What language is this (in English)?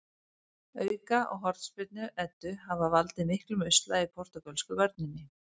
Icelandic